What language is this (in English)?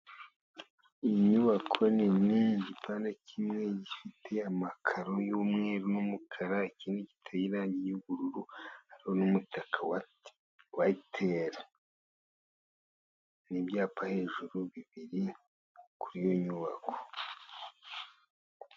Kinyarwanda